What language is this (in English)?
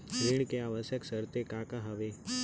Chhattisgarhi